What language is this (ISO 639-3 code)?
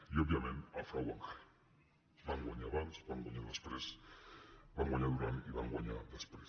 cat